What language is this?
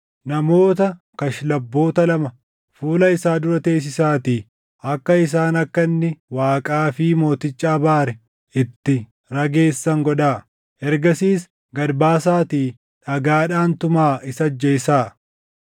Oromo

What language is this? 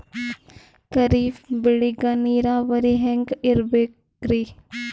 Kannada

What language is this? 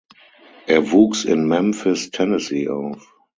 German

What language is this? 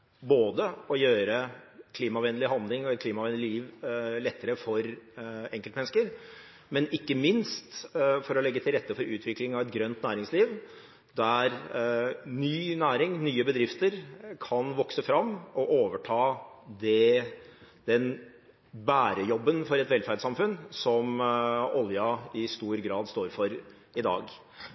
Norwegian Bokmål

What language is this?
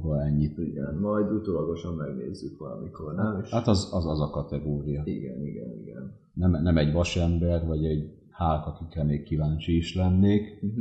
Hungarian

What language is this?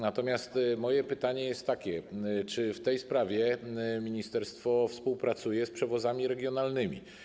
Polish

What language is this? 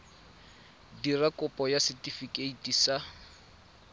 Tswana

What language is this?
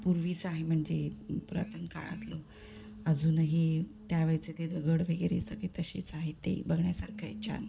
Marathi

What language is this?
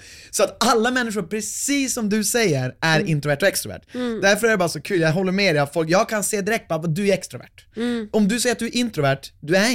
Swedish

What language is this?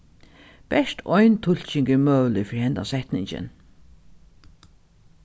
Faroese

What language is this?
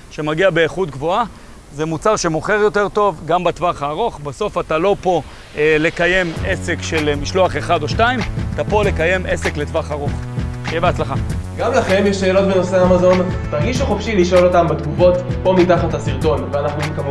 Hebrew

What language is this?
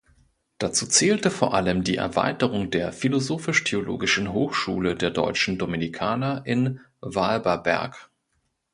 German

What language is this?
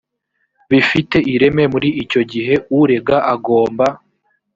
Kinyarwanda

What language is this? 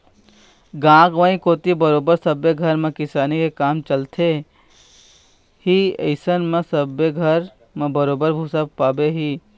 Chhattisgarhi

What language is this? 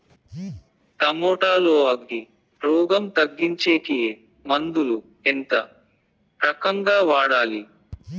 Telugu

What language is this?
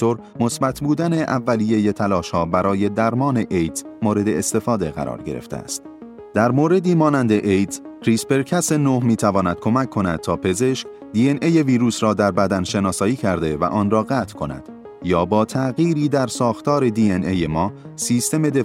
Persian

